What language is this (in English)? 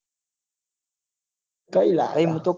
Gujarati